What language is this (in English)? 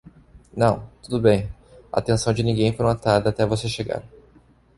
Portuguese